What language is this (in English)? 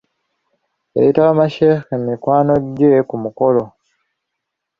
Ganda